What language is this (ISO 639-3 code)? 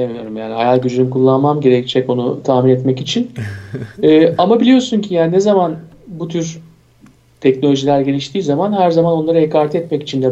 tur